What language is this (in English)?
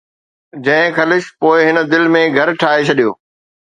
Sindhi